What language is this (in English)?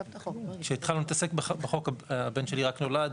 Hebrew